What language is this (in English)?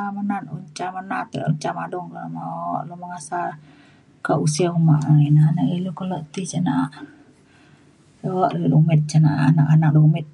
Mainstream Kenyah